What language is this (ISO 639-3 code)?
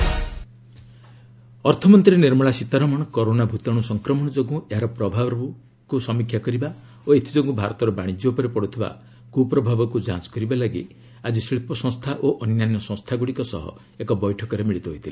ori